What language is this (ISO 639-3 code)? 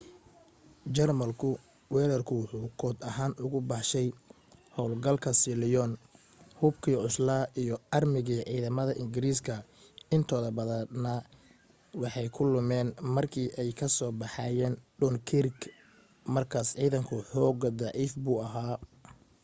som